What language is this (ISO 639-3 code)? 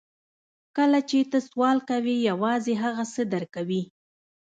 pus